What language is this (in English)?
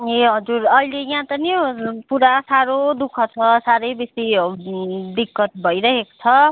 Nepali